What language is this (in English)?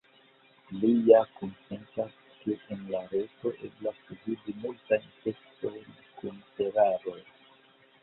Esperanto